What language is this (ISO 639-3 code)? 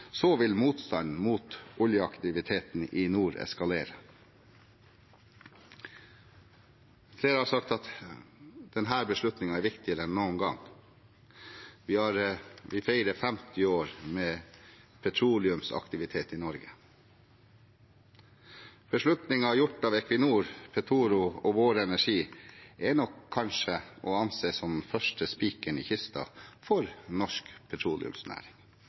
nob